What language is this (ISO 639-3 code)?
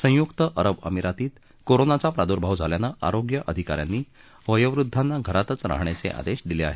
mar